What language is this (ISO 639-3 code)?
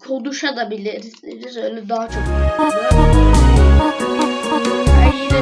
tur